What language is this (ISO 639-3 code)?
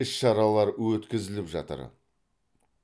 kaz